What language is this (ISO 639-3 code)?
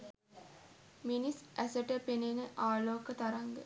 sin